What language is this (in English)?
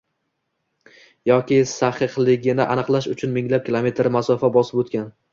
Uzbek